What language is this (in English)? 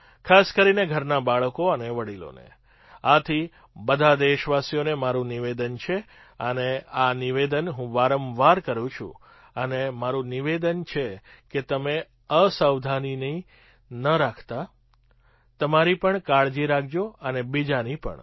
Gujarati